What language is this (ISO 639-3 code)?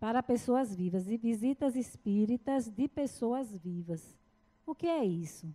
por